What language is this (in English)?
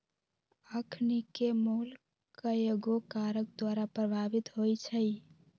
Magahi